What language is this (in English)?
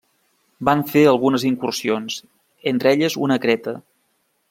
Catalan